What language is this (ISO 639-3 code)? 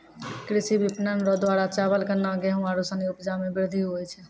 mai